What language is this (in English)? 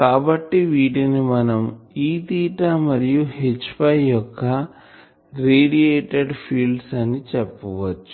Telugu